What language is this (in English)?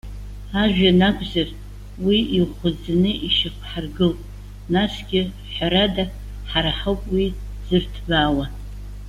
Abkhazian